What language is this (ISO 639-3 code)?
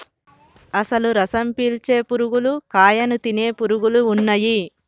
tel